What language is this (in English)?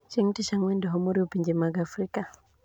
Luo (Kenya and Tanzania)